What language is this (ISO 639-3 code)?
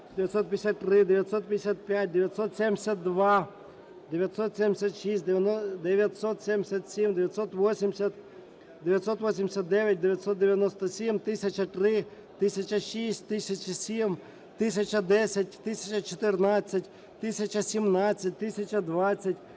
ukr